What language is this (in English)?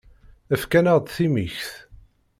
Kabyle